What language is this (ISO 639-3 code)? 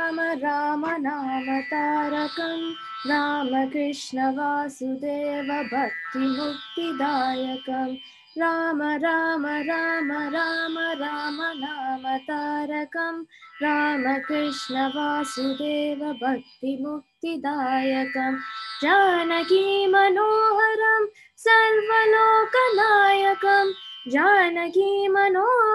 tel